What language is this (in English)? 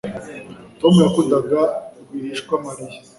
Kinyarwanda